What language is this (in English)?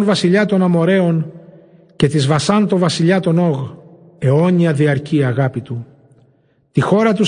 Greek